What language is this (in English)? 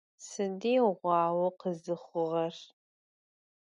Adyghe